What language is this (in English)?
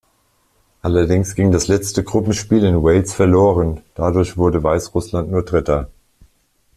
German